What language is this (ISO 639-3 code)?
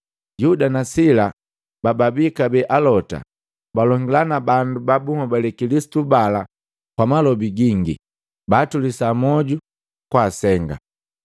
mgv